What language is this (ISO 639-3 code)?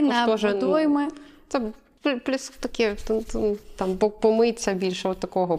ukr